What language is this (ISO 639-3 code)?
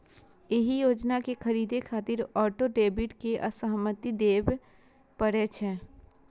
mai